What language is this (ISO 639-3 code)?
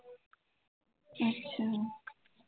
pan